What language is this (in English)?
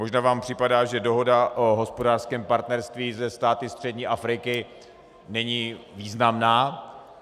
Czech